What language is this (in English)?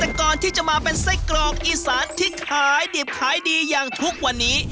Thai